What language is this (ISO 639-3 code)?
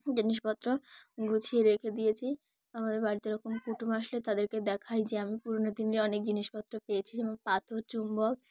ben